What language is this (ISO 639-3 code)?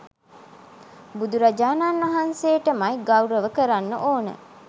sin